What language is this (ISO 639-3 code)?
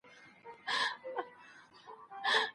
pus